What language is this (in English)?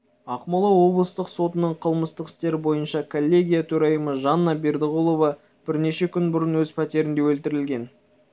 Kazakh